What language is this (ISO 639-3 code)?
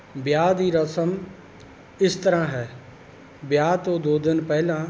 pan